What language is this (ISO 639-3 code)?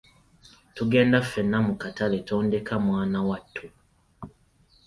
lug